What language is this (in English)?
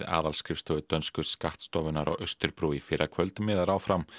Icelandic